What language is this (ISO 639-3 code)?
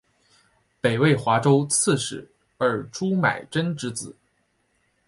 zho